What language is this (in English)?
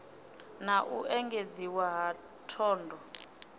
Venda